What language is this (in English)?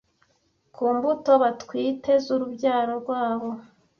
Kinyarwanda